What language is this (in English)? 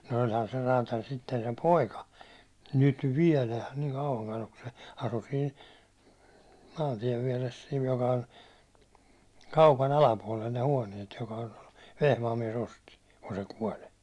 Finnish